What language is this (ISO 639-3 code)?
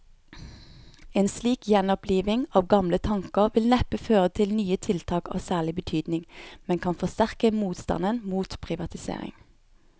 nor